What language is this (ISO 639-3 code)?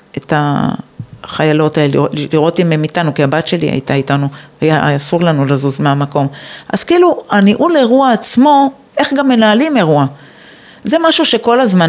heb